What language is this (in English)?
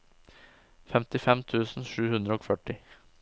Norwegian